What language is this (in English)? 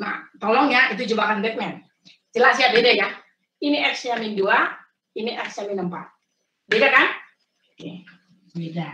Indonesian